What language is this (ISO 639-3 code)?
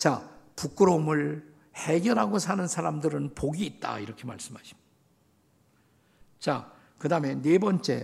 kor